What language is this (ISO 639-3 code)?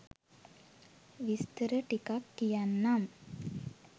sin